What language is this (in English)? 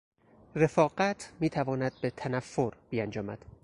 Persian